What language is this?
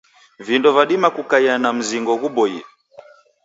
Taita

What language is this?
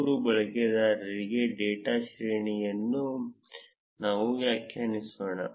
Kannada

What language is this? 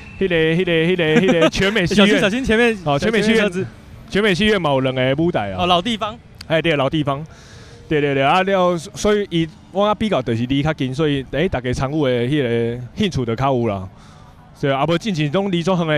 Chinese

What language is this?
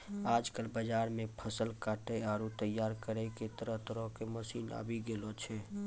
Maithili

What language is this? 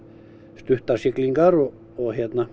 Icelandic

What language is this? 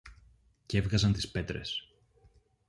Greek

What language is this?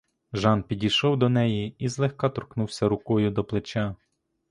Ukrainian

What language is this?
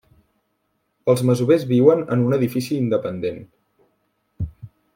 Catalan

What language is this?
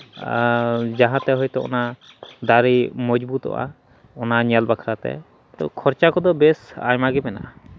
Santali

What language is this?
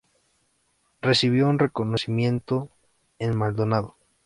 Spanish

